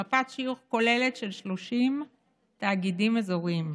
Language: Hebrew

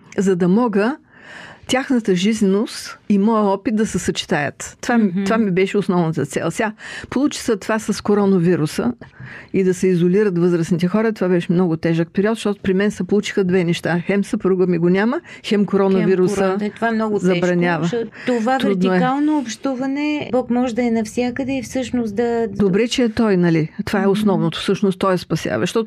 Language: Bulgarian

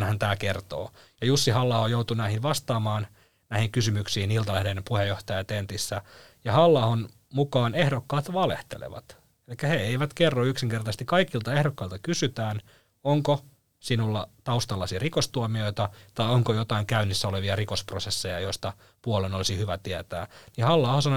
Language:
Finnish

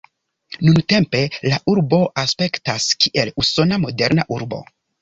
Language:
Esperanto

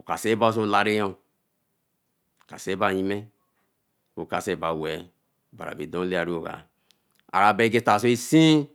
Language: Eleme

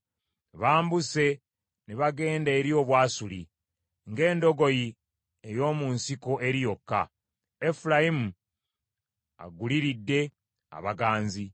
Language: Ganda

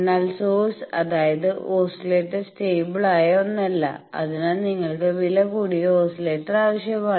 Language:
Malayalam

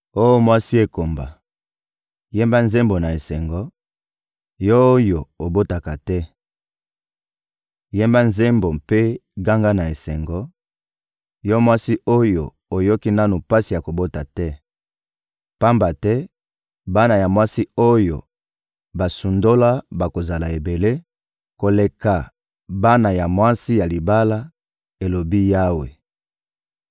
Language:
Lingala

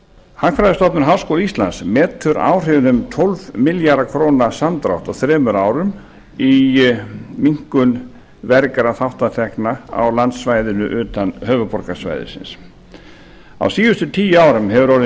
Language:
Icelandic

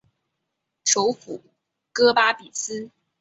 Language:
Chinese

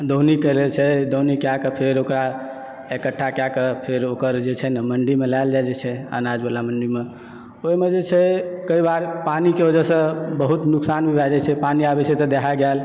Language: Maithili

